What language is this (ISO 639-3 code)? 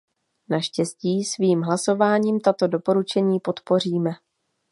ces